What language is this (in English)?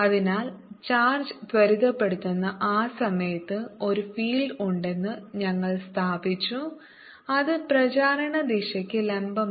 Malayalam